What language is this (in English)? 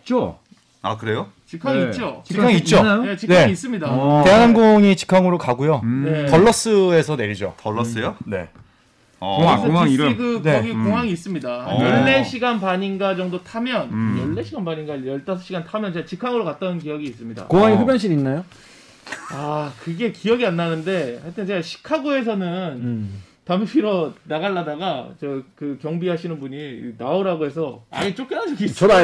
Korean